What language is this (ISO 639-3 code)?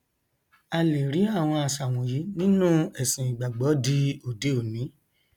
yor